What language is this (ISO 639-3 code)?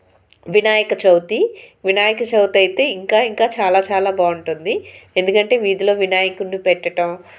tel